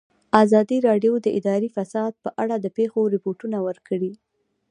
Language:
Pashto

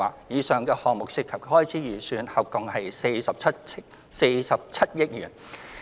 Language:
Cantonese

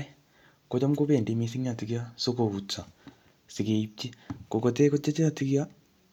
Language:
Kalenjin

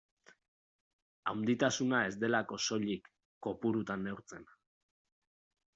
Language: Basque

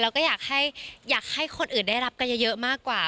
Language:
Thai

